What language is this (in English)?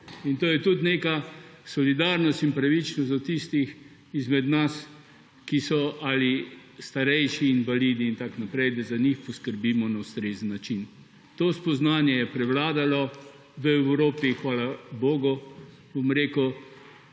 Slovenian